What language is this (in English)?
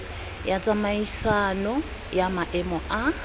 Tswana